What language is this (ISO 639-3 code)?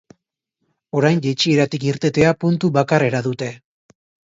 eus